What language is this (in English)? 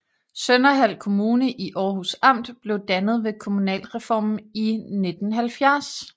Danish